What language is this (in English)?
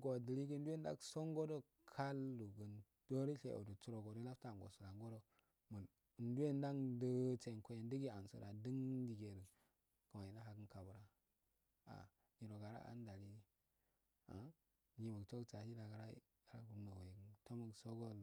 Afade